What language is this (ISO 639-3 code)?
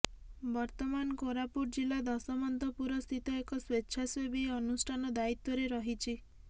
ori